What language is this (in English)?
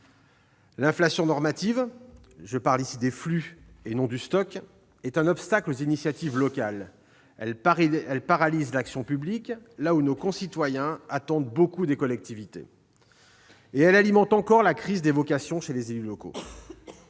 French